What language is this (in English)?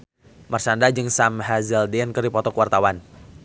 Sundanese